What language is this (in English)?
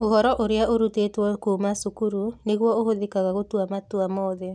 Kikuyu